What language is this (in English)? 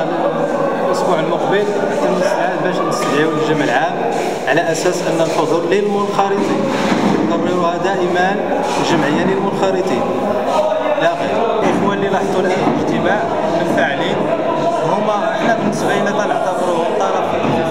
Arabic